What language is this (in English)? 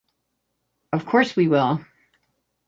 English